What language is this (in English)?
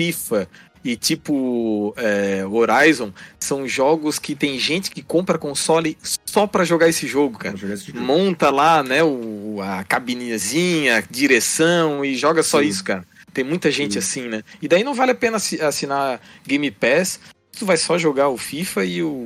Portuguese